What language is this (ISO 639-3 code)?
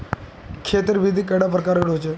mag